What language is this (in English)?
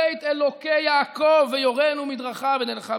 Hebrew